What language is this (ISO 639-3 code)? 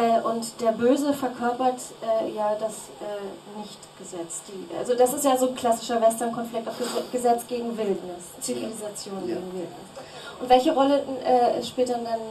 deu